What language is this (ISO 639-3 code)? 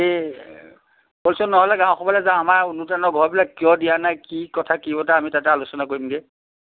asm